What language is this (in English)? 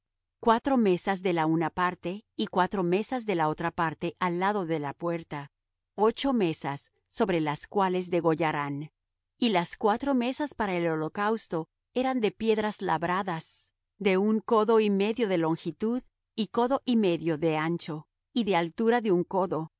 Spanish